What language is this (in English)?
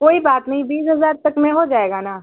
Urdu